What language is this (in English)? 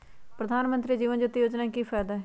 Magahi